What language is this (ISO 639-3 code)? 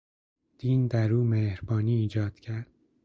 fas